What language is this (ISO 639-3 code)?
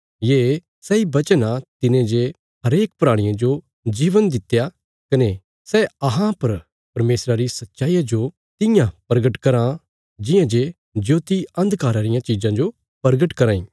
kfs